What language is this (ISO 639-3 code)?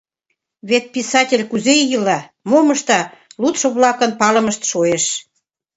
chm